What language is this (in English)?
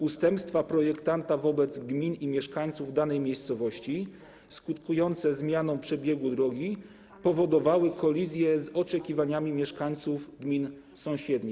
Polish